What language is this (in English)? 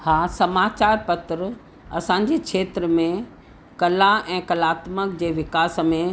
Sindhi